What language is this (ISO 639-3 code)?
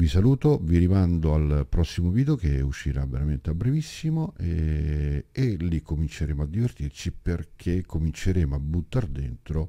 ita